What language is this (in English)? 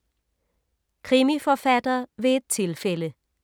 Danish